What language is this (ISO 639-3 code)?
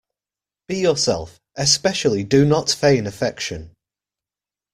eng